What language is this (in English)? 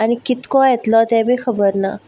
Konkani